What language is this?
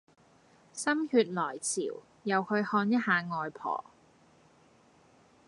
Cantonese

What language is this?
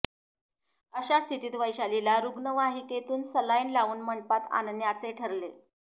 Marathi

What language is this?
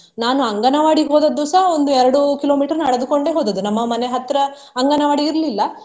Kannada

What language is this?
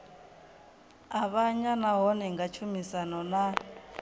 Venda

